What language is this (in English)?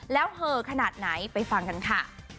Thai